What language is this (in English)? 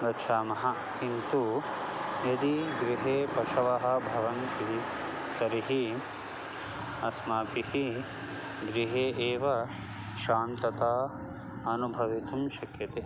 Sanskrit